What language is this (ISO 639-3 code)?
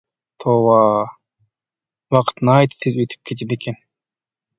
uig